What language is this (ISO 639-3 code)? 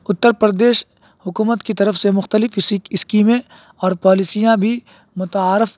urd